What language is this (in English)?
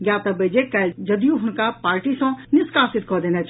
Maithili